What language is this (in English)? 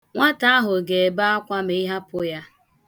Igbo